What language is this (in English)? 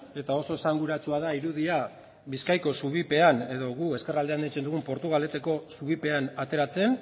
Basque